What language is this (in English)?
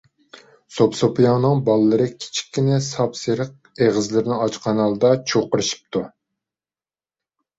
Uyghur